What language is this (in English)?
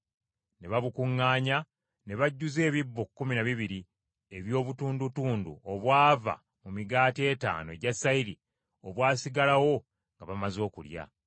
Ganda